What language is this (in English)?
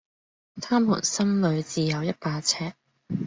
Cantonese